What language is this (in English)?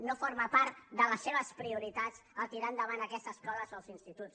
Catalan